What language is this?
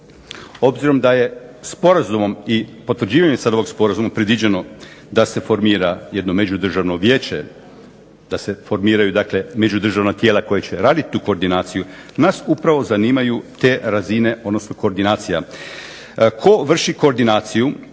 Croatian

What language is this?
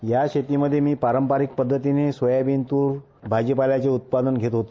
Marathi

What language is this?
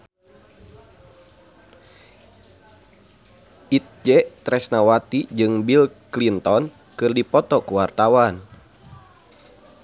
Sundanese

